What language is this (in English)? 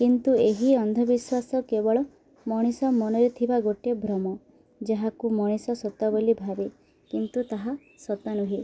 Odia